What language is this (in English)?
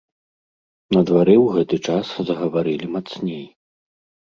Belarusian